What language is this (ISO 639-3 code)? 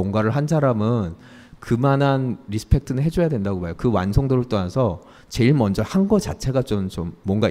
kor